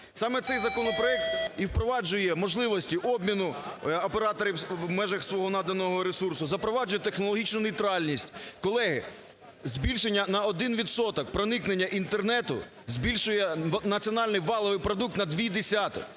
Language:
Ukrainian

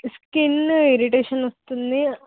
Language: Telugu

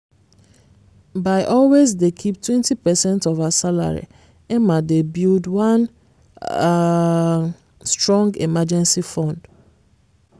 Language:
Nigerian Pidgin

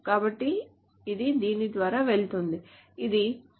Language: Telugu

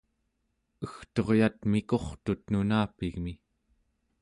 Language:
Central Yupik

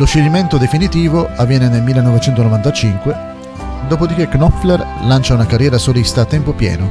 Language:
Italian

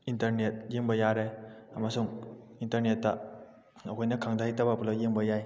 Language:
Manipuri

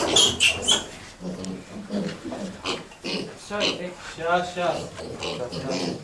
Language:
Russian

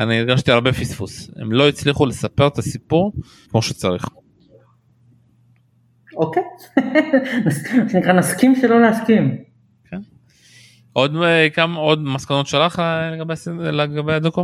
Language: Hebrew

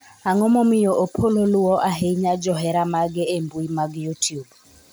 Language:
Luo (Kenya and Tanzania)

